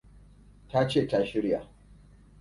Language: Hausa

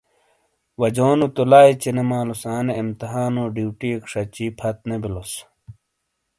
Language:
Shina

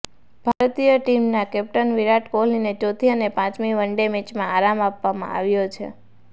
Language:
Gujarati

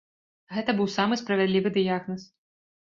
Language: Belarusian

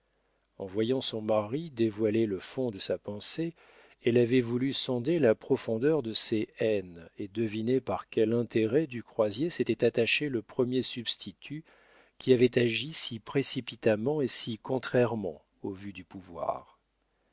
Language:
French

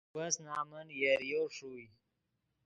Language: Yidgha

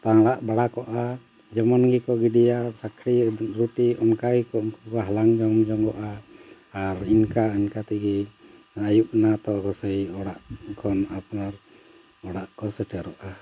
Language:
Santali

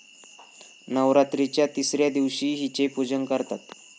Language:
Marathi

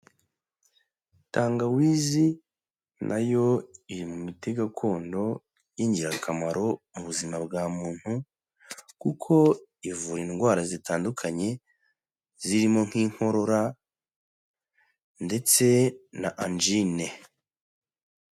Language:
Kinyarwanda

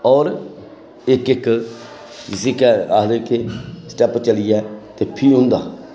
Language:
Dogri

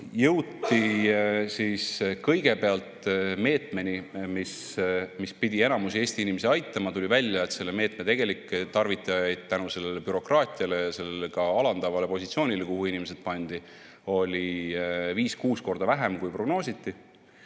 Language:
Estonian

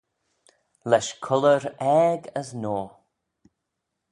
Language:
Manx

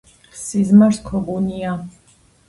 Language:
Georgian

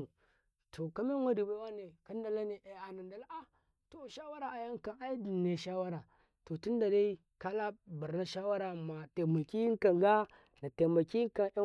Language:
Karekare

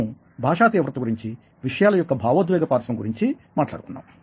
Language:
Telugu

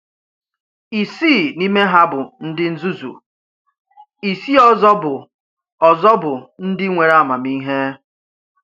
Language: Igbo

